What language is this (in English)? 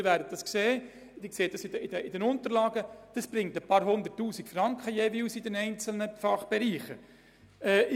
Swiss German